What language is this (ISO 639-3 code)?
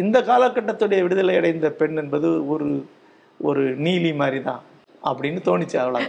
tam